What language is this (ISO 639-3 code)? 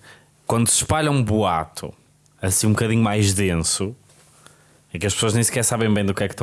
por